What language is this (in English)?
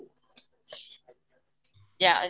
Odia